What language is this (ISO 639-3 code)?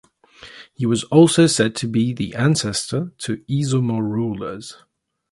eng